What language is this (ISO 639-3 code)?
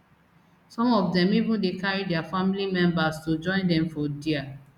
pcm